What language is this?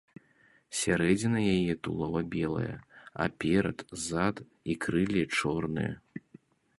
Belarusian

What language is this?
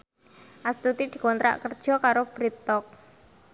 Javanese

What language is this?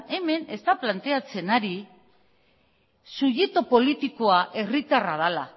Basque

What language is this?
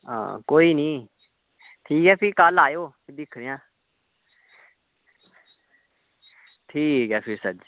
Dogri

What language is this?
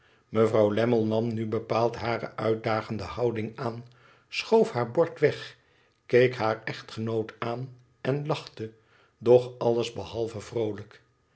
Dutch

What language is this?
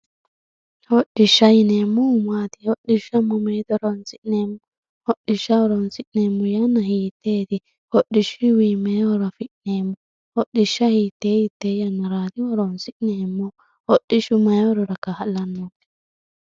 Sidamo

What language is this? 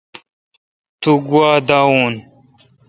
Kalkoti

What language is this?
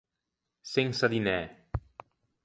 Ligurian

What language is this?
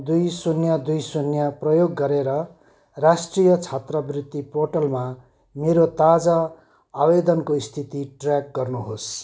Nepali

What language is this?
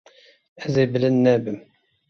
Kurdish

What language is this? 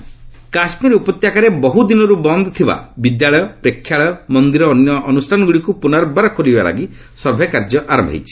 Odia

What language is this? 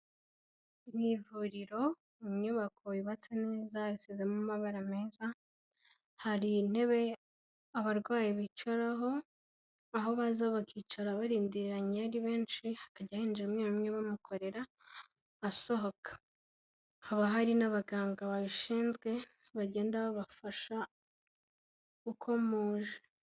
Kinyarwanda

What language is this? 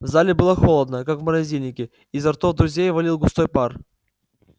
Russian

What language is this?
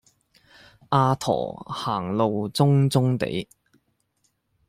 Cantonese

